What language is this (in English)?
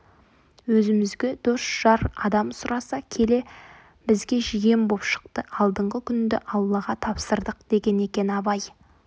Kazakh